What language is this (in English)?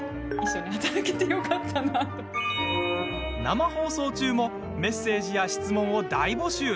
Japanese